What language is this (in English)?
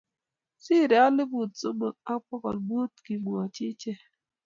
Kalenjin